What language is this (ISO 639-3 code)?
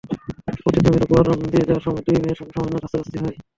ben